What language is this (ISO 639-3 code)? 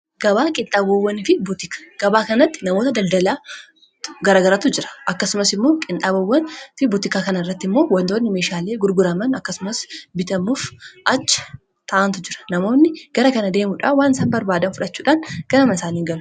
orm